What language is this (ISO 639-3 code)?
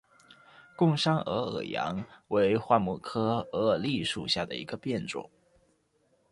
zho